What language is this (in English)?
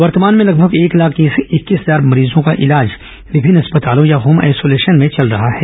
Hindi